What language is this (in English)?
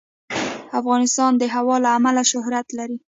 Pashto